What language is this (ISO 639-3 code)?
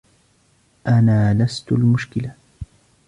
ara